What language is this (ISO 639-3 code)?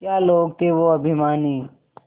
hin